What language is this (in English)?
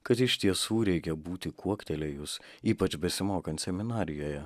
Lithuanian